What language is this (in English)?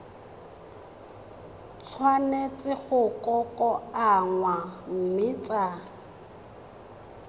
Tswana